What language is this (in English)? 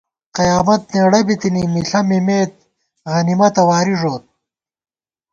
Gawar-Bati